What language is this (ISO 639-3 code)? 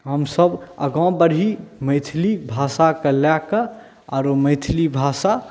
mai